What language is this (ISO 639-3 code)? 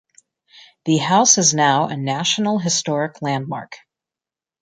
eng